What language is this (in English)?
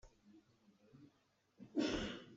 Hakha Chin